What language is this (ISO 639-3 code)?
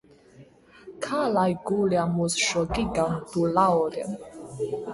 lav